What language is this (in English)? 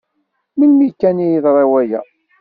Kabyle